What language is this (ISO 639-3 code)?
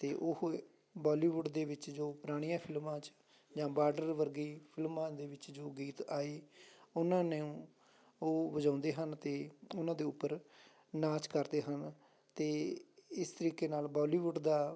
pan